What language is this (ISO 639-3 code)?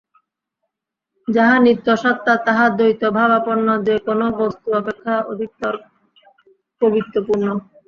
ben